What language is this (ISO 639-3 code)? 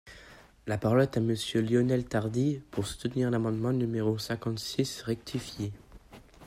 fra